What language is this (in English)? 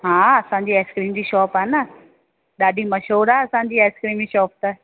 Sindhi